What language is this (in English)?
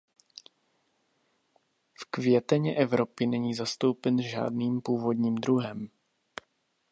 Czech